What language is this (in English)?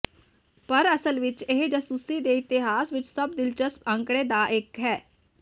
Punjabi